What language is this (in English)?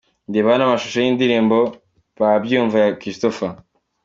Kinyarwanda